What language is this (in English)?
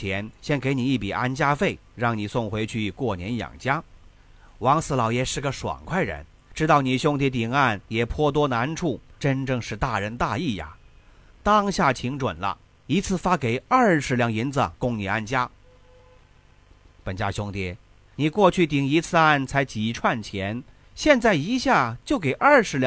Chinese